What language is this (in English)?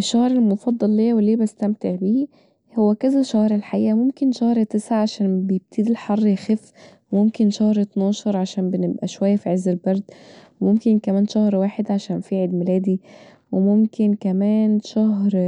Egyptian Arabic